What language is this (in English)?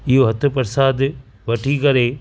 Sindhi